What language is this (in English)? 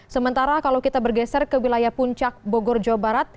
Indonesian